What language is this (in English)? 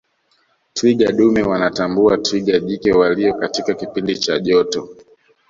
Swahili